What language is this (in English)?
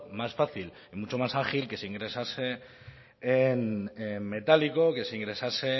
Spanish